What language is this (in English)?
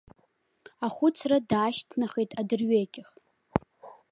Abkhazian